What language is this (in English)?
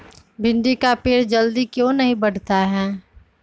Magahi